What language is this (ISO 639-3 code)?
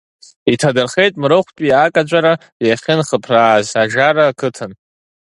abk